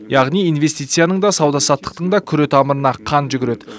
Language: Kazakh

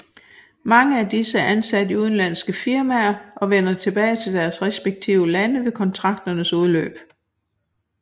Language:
Danish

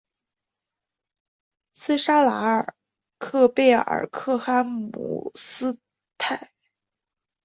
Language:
Chinese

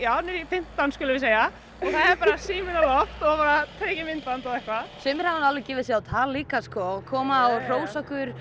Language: Icelandic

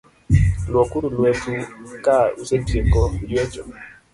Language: Luo (Kenya and Tanzania)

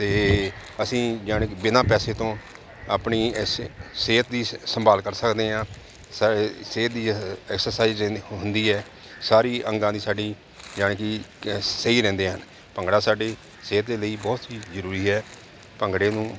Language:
Punjabi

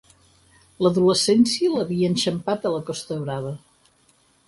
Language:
Catalan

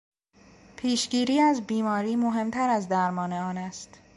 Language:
Persian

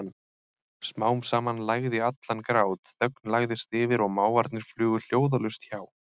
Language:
Icelandic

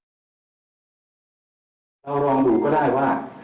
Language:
Thai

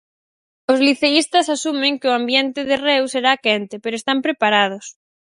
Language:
Galician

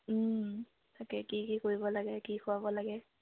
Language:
Assamese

